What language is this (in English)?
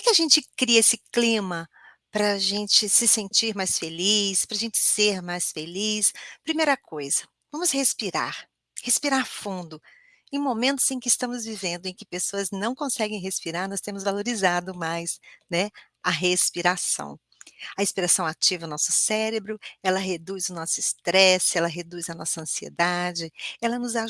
Portuguese